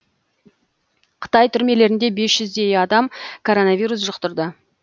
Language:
Kazakh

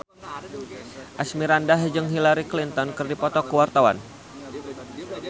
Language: Sundanese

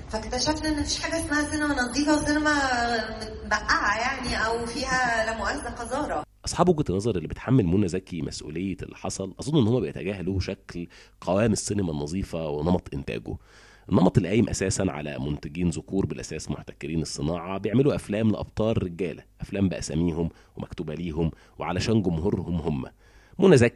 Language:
Arabic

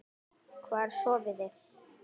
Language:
Icelandic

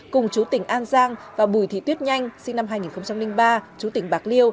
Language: Vietnamese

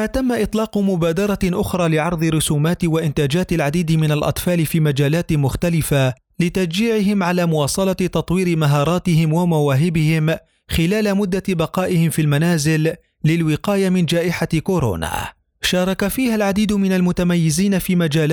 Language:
Arabic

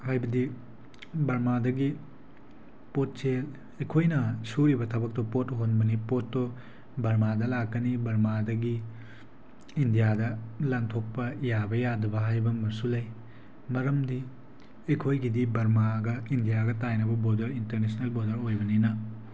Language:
Manipuri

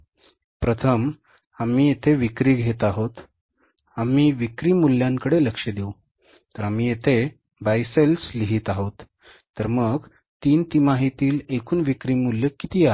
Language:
Marathi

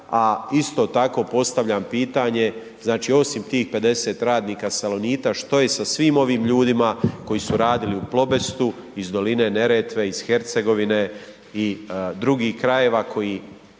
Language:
Croatian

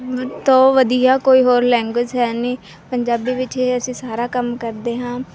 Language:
Punjabi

